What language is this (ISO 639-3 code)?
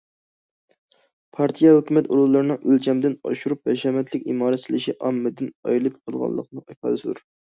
uig